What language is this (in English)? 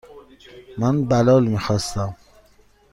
Persian